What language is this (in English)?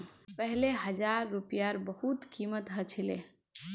Magahi